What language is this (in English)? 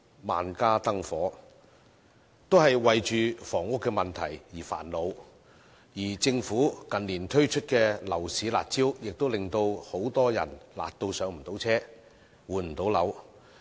Cantonese